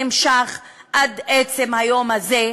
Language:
Hebrew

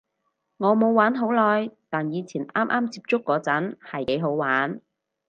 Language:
Cantonese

